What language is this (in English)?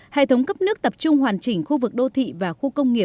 Vietnamese